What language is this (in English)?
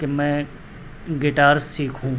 Urdu